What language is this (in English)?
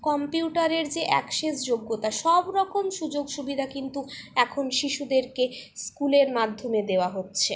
Bangla